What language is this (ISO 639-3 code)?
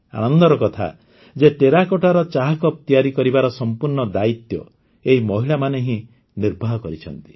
ori